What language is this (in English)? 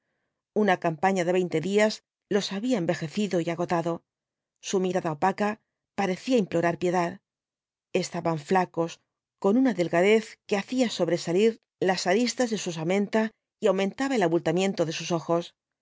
Spanish